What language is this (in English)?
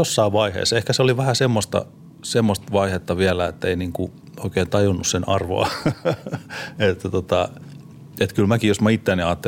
Finnish